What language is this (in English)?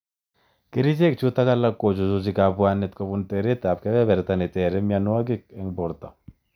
Kalenjin